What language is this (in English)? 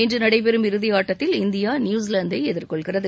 Tamil